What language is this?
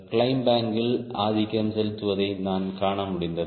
Tamil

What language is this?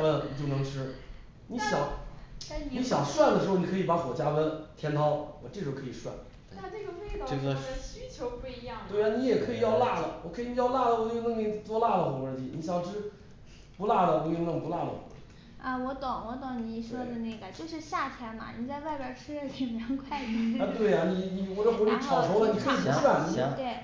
Chinese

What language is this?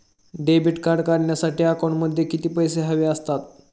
Marathi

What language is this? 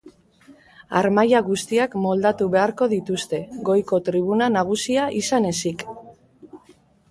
Basque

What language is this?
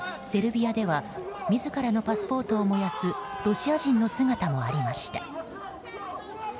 Japanese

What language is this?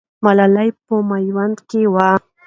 Pashto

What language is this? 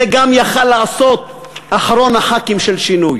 Hebrew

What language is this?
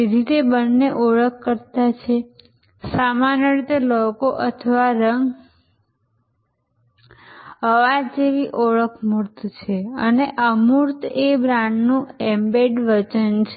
Gujarati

